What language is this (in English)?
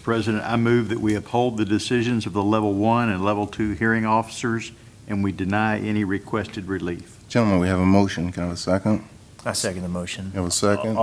English